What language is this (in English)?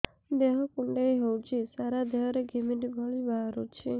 Odia